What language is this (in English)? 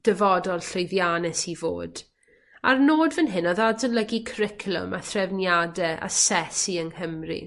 Welsh